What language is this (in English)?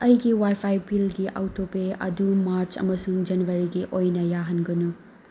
Manipuri